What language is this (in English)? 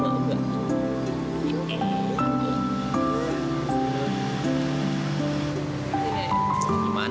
Indonesian